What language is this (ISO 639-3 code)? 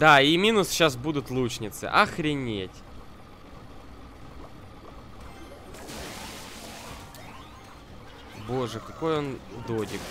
rus